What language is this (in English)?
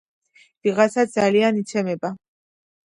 Georgian